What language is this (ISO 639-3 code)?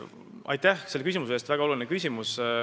est